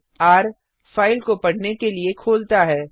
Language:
Hindi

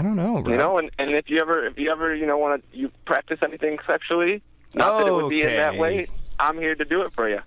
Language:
English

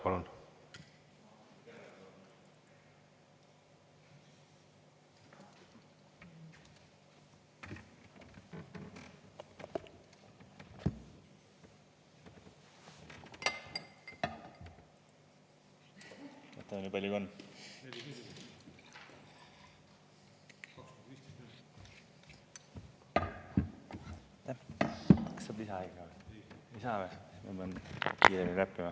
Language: Estonian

